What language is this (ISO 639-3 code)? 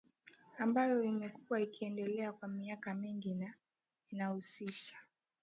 swa